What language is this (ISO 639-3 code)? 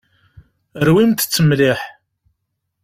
kab